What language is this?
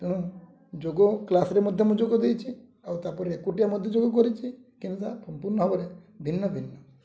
Odia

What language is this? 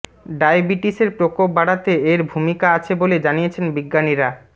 Bangla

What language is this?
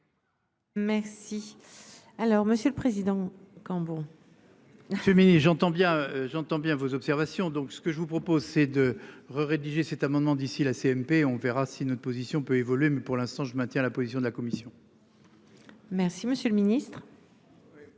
French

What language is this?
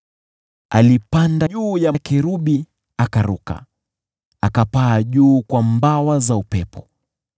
Swahili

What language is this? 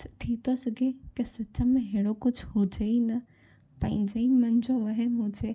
Sindhi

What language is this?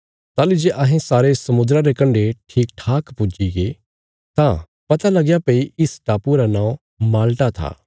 Bilaspuri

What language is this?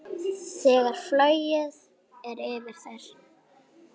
Icelandic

